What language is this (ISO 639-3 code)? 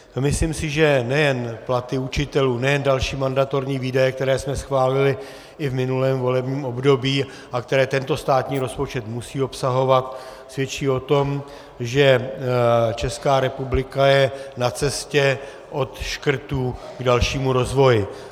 ces